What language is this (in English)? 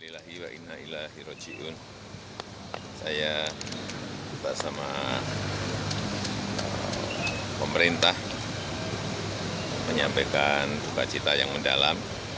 Indonesian